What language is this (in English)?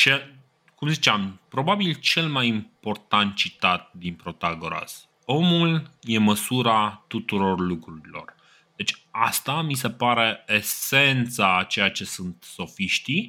Romanian